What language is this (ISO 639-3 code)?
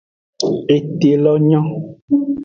ajg